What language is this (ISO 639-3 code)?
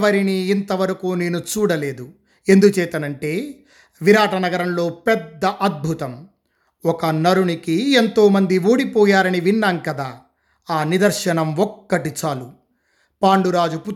tel